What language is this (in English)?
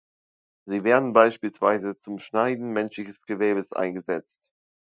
German